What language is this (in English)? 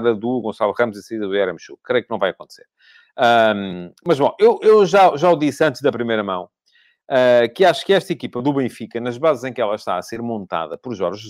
Portuguese